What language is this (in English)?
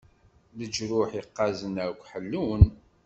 Kabyle